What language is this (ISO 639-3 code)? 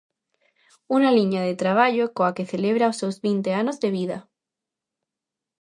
glg